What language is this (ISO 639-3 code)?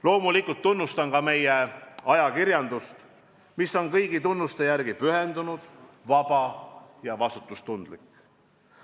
est